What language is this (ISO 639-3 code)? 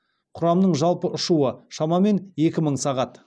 kaz